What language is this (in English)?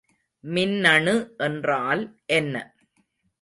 Tamil